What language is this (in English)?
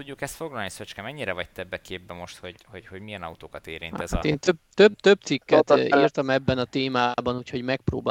Hungarian